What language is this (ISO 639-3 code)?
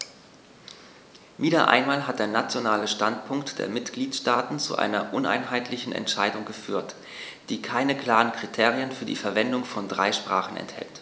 deu